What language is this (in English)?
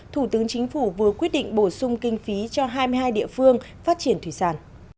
Vietnamese